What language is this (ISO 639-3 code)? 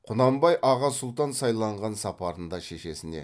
kaz